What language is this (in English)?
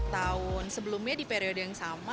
Indonesian